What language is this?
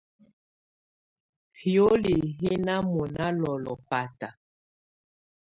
Tunen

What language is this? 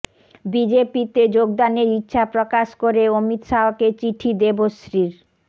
Bangla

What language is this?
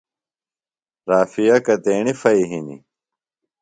Phalura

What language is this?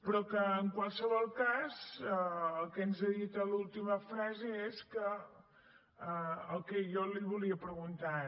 Catalan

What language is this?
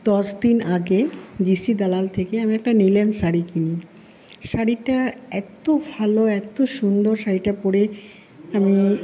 Bangla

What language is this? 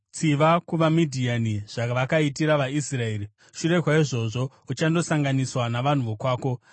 Shona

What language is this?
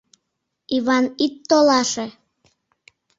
Mari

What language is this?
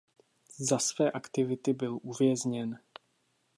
Czech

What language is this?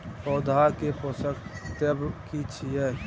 Maithili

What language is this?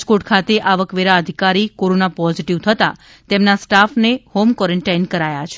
Gujarati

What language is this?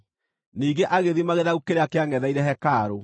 Kikuyu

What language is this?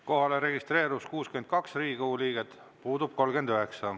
Estonian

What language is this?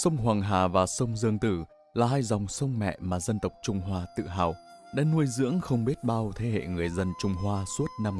Vietnamese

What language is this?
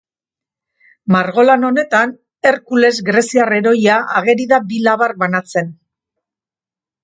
Basque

